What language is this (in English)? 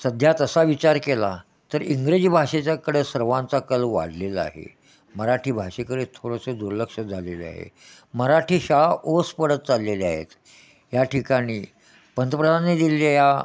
Marathi